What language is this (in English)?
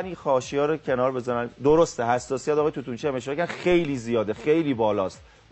Persian